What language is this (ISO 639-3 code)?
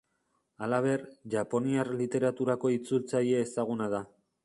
eus